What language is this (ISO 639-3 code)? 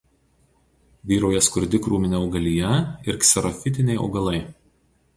lit